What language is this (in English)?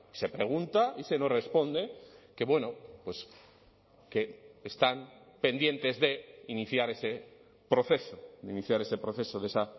Spanish